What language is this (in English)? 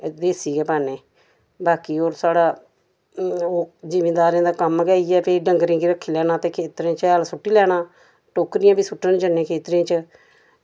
Dogri